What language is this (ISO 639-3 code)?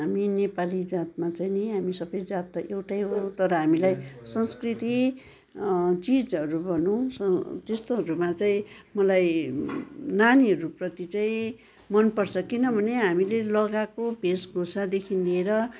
nep